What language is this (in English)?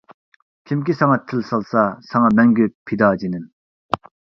Uyghur